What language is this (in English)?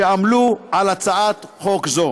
Hebrew